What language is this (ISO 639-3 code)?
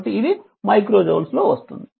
tel